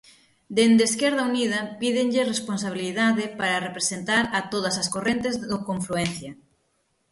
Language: Galician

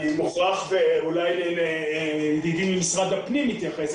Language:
Hebrew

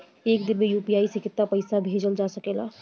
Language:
Bhojpuri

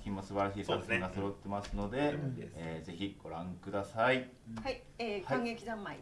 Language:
Japanese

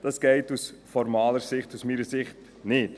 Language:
Swiss German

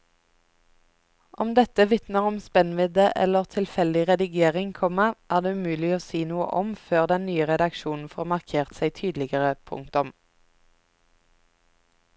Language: Norwegian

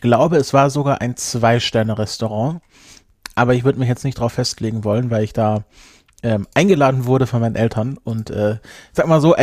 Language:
German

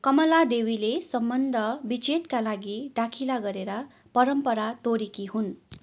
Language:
Nepali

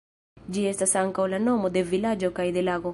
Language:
Esperanto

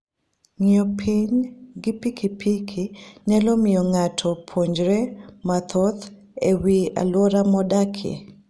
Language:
Luo (Kenya and Tanzania)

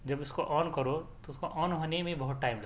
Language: Urdu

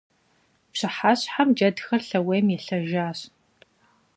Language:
Kabardian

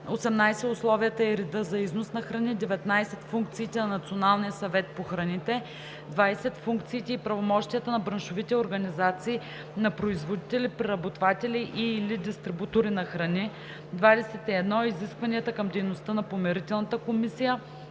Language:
Bulgarian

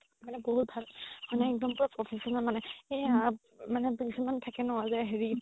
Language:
Assamese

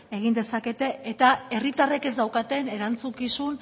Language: Basque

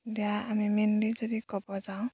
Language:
Assamese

